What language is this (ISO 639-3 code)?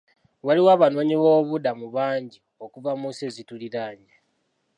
lug